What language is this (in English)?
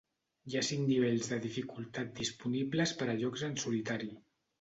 Catalan